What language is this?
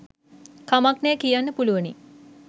Sinhala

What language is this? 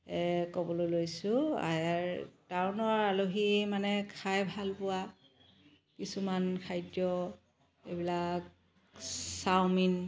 Assamese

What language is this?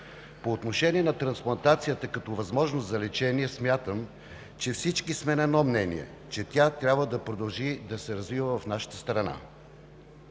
Bulgarian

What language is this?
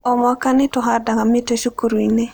Kikuyu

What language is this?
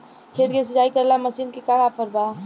Bhojpuri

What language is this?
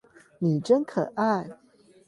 Chinese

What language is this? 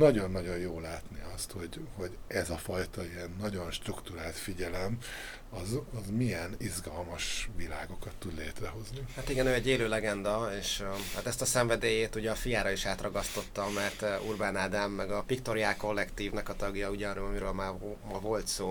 Hungarian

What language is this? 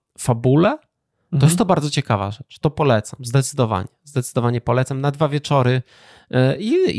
Polish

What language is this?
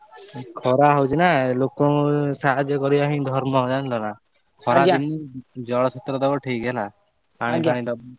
Odia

